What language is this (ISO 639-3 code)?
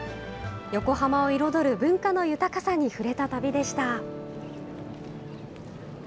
jpn